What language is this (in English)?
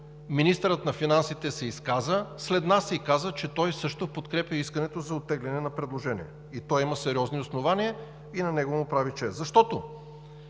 Bulgarian